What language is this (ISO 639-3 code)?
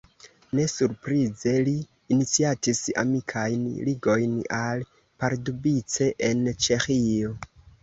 epo